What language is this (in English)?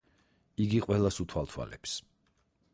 Georgian